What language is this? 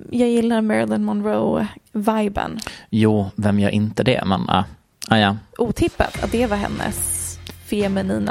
Swedish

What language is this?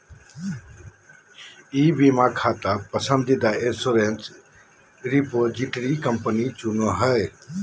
Magahi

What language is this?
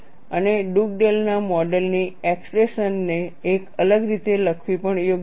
Gujarati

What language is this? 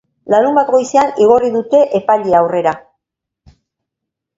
Basque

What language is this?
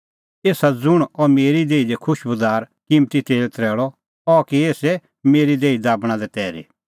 Kullu Pahari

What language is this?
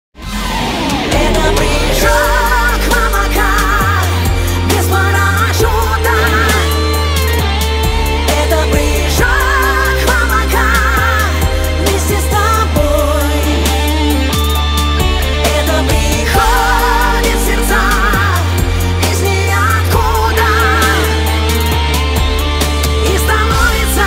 Russian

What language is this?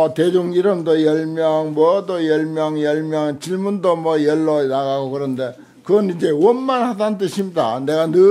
Korean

